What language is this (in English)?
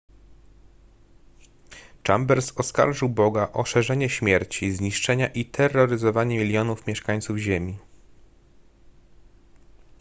Polish